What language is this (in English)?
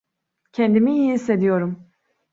Turkish